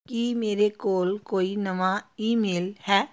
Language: Punjabi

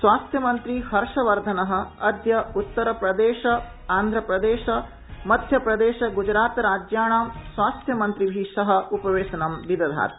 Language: Sanskrit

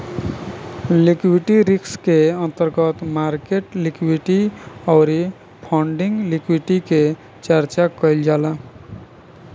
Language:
Bhojpuri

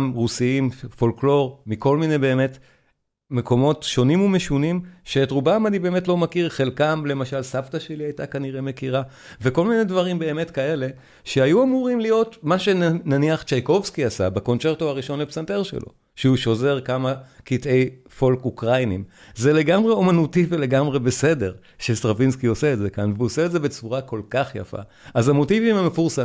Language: Hebrew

